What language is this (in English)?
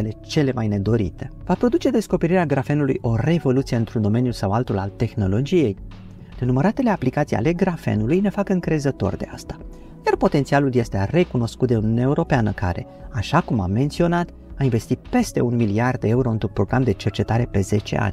Romanian